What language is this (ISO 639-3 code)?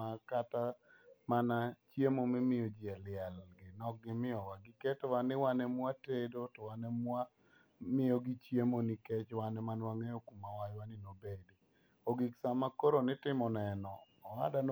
luo